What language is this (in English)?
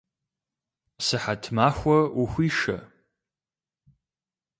Kabardian